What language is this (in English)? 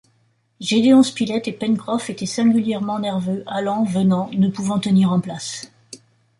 French